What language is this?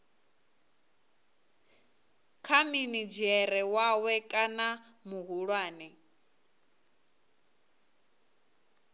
Venda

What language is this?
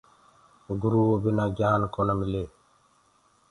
Gurgula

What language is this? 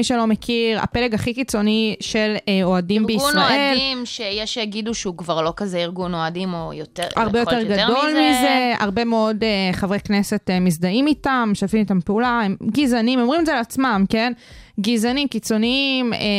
Hebrew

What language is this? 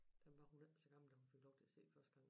Danish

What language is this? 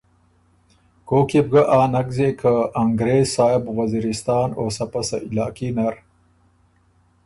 Ormuri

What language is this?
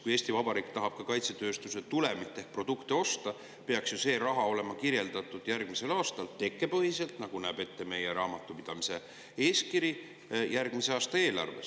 Estonian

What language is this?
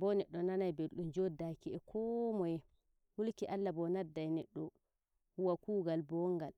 Nigerian Fulfulde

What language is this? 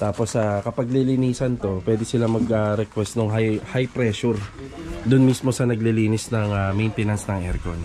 Filipino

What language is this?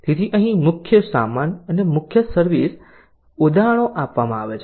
Gujarati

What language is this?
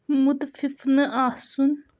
Kashmiri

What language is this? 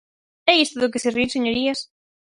Galician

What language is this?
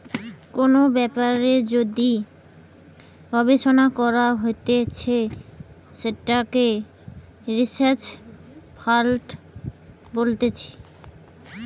Bangla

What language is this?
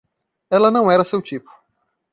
Portuguese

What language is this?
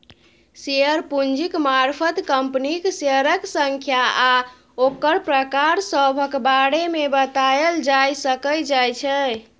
Maithili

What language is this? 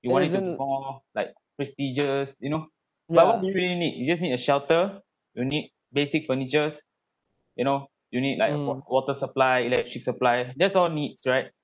English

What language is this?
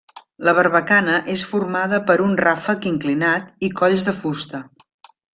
Catalan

